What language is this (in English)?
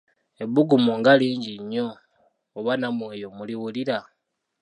Ganda